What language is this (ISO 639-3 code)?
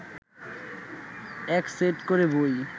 ben